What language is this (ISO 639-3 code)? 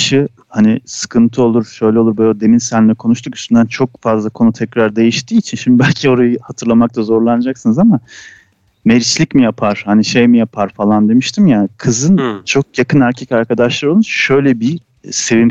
tur